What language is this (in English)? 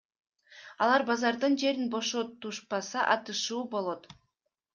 Kyrgyz